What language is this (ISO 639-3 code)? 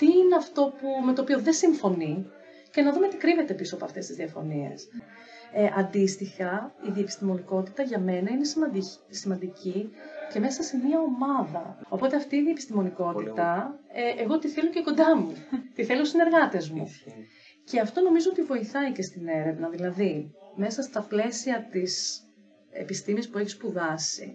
ell